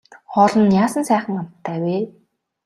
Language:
Mongolian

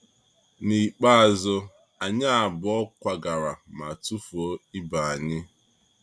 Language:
Igbo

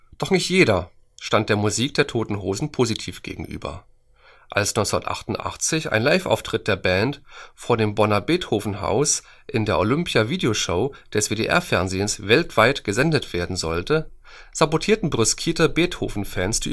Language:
German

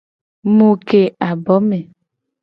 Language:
Gen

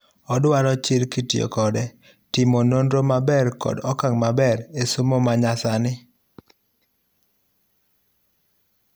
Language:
Luo (Kenya and Tanzania)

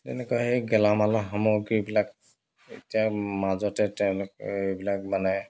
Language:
Assamese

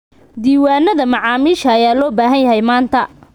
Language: Somali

